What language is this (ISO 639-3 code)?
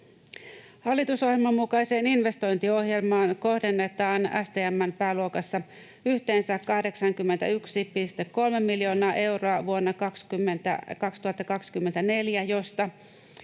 fin